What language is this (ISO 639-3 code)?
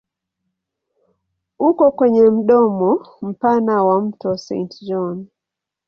swa